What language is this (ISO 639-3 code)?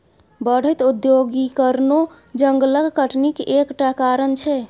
mai